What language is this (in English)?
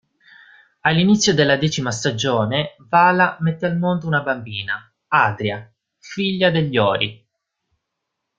Italian